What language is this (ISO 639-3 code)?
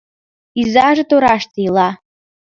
chm